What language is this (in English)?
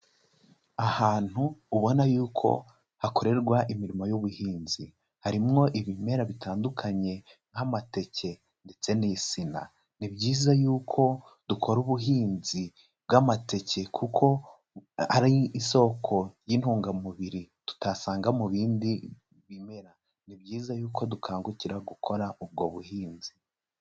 Kinyarwanda